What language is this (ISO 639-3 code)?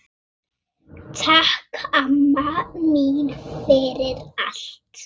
isl